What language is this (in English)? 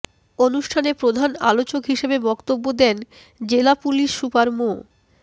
Bangla